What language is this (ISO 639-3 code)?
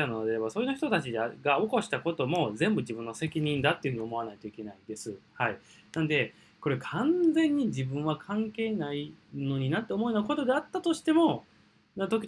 jpn